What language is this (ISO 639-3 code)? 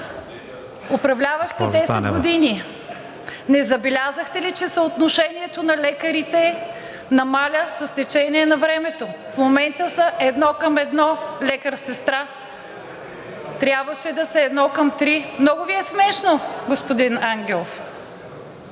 bul